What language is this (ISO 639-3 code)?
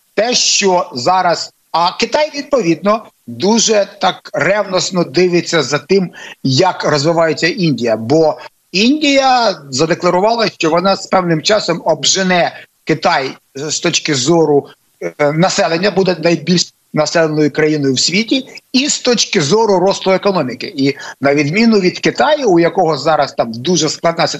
ukr